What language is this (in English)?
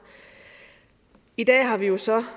Danish